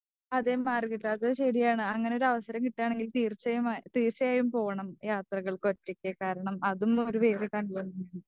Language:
Malayalam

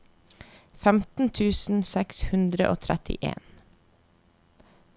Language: Norwegian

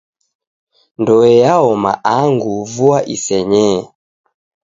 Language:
Taita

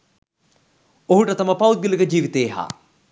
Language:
Sinhala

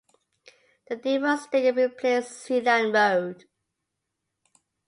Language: English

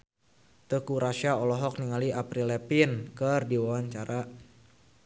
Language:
Sundanese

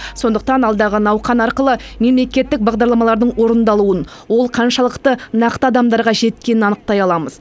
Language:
Kazakh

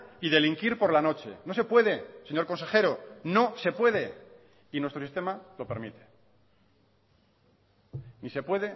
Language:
Spanish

